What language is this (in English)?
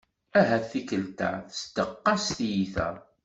Kabyle